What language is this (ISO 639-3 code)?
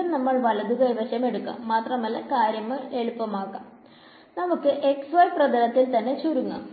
mal